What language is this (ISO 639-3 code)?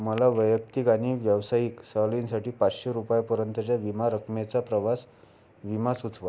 mar